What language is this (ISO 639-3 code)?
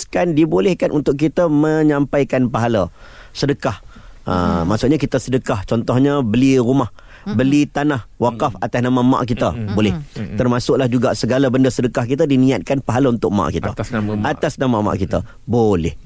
msa